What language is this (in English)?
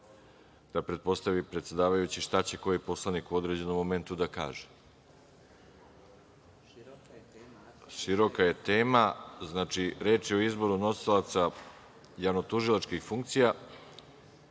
Serbian